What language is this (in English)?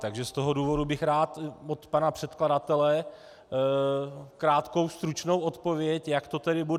Czech